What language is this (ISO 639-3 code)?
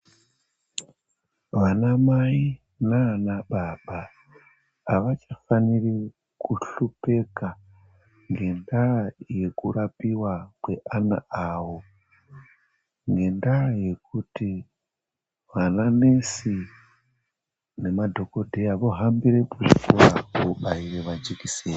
ndc